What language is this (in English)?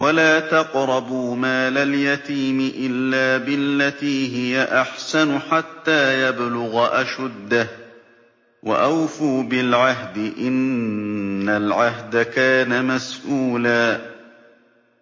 Arabic